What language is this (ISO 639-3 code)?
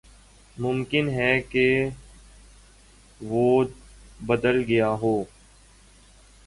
urd